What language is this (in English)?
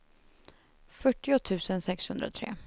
Swedish